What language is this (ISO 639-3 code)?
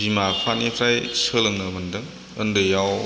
brx